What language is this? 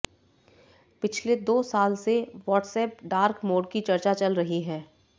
Hindi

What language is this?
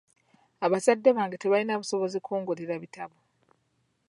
Ganda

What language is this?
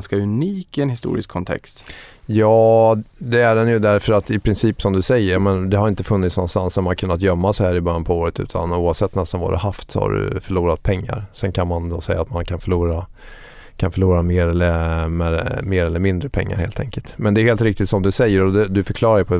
Swedish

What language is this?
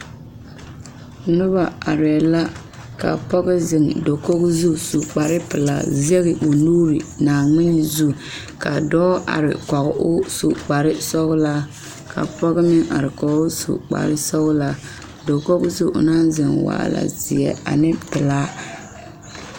Southern Dagaare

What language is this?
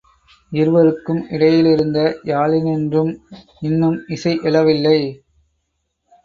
Tamil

